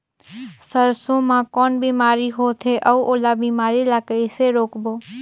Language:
Chhattisgarhi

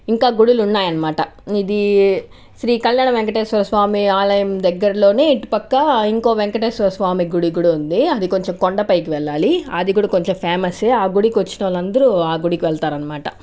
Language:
Telugu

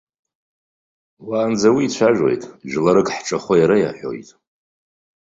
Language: Abkhazian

